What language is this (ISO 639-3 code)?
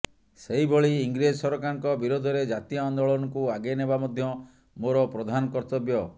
ori